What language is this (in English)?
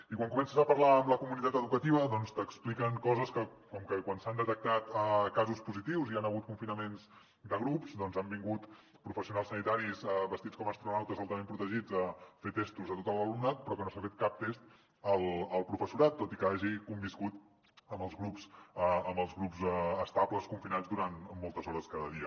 Catalan